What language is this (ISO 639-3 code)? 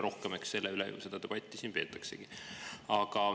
est